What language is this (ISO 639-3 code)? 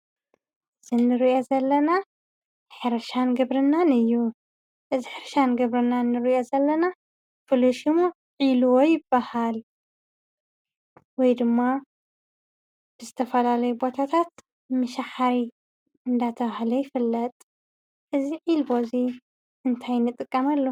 tir